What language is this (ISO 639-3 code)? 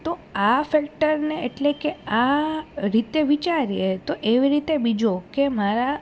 guj